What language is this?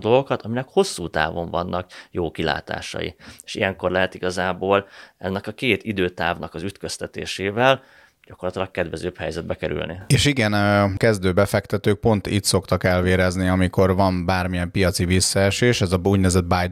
Hungarian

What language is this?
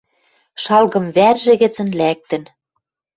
Western Mari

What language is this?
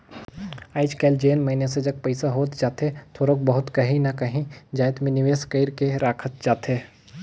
Chhattisgarhi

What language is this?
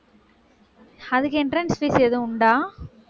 Tamil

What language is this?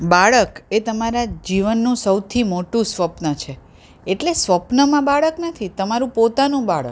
Gujarati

